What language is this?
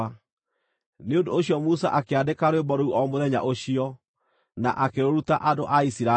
Kikuyu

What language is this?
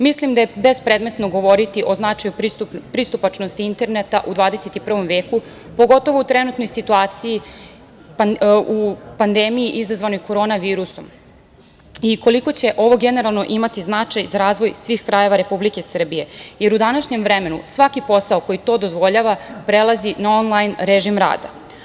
Serbian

